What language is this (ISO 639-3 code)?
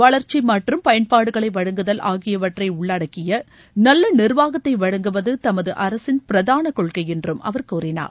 tam